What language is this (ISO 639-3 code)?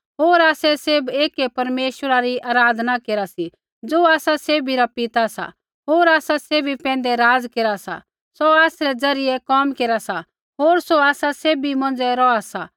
kfx